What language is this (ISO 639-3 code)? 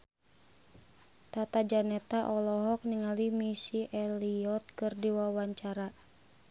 sun